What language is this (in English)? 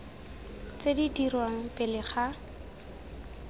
Tswana